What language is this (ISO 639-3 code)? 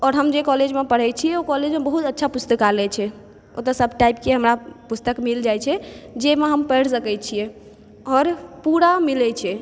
mai